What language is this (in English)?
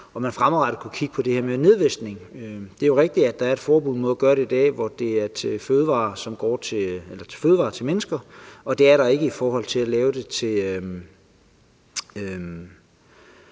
Danish